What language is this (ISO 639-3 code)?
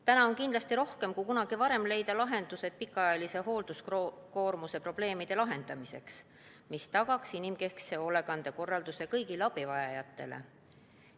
est